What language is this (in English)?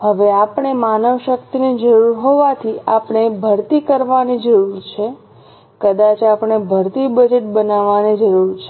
Gujarati